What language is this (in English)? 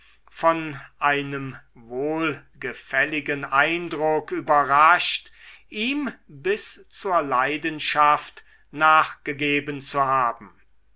German